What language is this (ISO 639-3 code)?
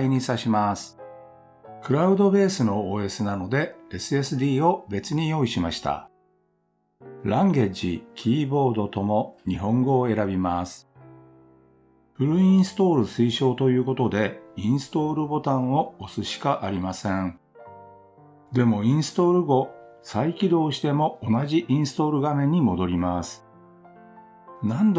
jpn